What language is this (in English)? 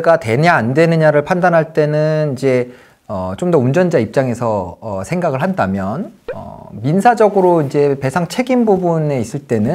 Korean